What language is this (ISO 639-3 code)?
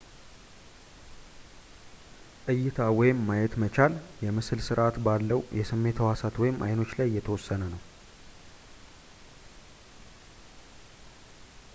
amh